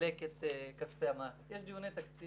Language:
Hebrew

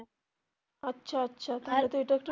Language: Bangla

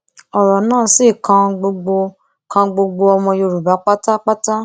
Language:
Yoruba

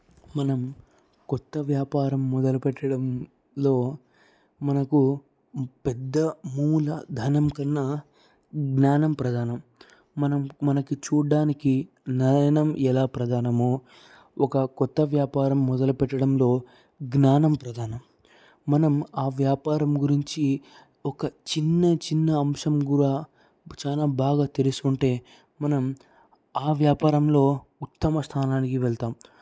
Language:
Telugu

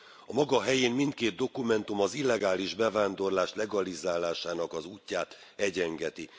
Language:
Hungarian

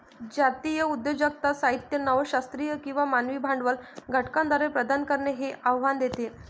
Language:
Marathi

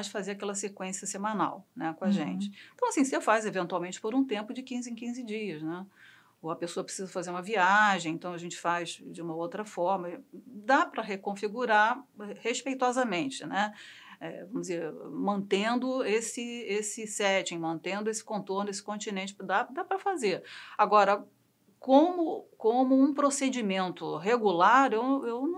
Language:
Portuguese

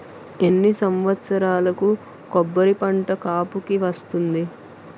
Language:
Telugu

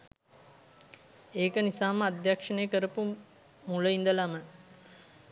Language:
Sinhala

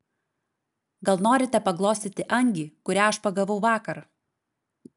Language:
Lithuanian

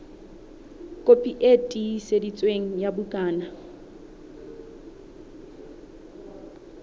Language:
Southern Sotho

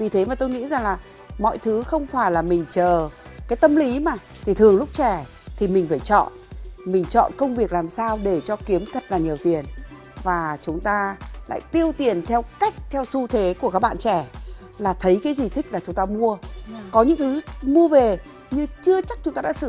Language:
Vietnamese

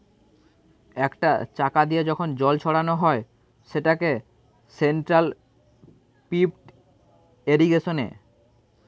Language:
Bangla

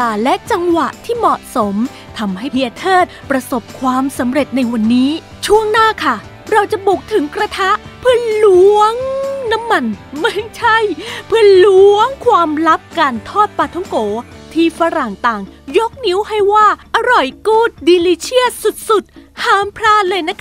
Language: Thai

